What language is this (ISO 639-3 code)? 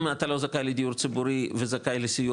heb